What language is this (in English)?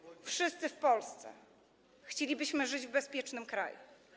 Polish